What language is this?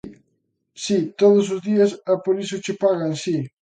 Galician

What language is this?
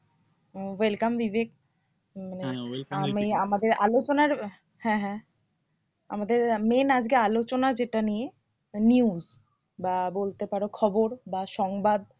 Bangla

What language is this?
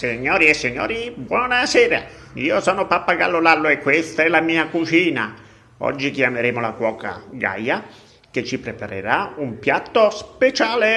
Italian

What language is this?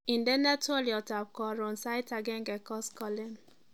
Kalenjin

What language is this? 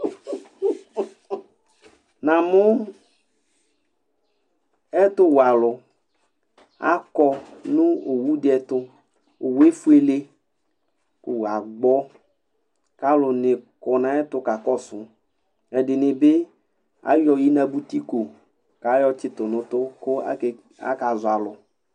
Ikposo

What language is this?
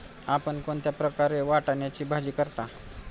Marathi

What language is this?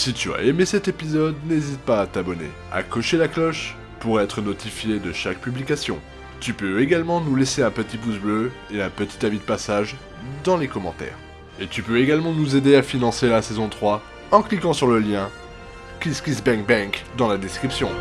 French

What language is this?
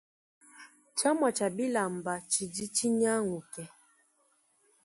Luba-Lulua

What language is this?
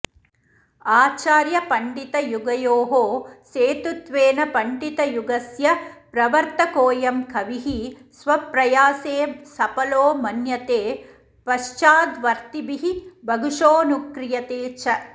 Sanskrit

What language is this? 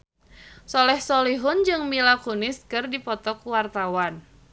Sundanese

